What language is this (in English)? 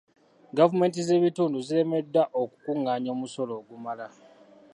Ganda